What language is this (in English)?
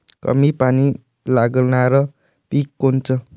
Marathi